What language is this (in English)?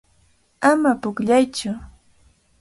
Cajatambo North Lima Quechua